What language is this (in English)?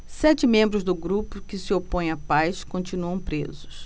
Portuguese